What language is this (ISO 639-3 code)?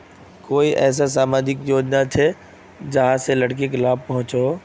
mag